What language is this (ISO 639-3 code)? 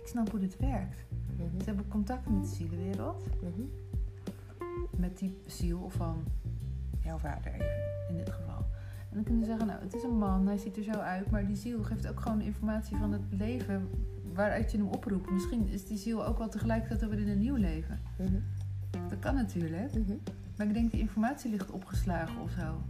nld